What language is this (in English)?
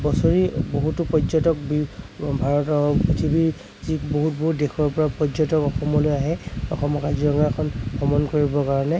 Assamese